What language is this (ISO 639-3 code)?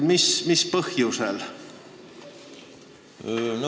est